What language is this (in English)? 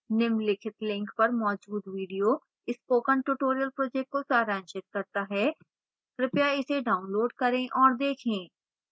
Hindi